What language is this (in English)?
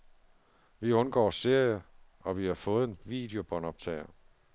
Danish